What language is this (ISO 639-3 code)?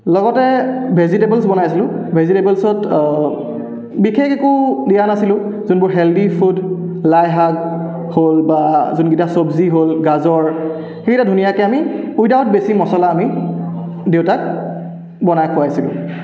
asm